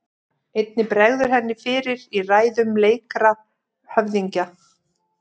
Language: Icelandic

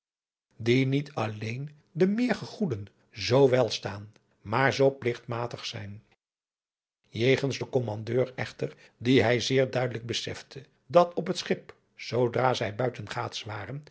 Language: Dutch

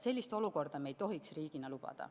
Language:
Estonian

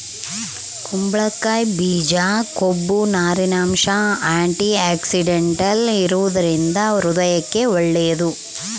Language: Kannada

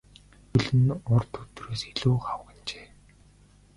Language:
Mongolian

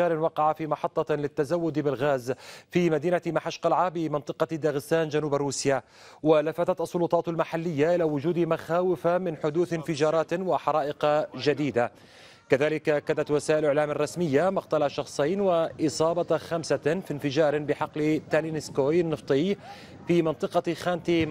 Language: Arabic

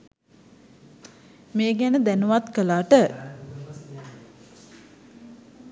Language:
Sinhala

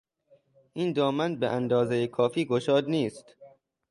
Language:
Persian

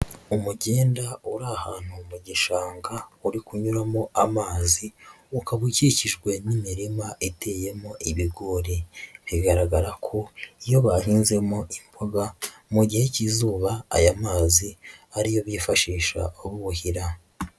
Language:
Kinyarwanda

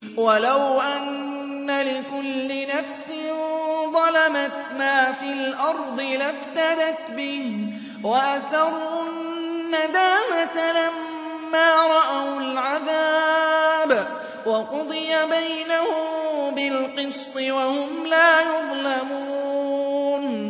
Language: Arabic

